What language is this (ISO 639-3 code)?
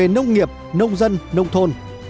vie